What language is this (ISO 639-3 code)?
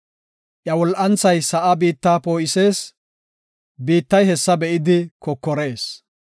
gof